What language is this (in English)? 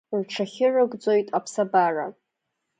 Abkhazian